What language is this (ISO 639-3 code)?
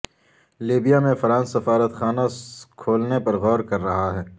urd